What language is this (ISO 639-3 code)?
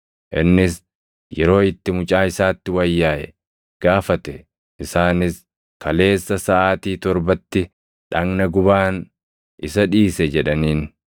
orm